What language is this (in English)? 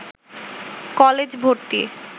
Bangla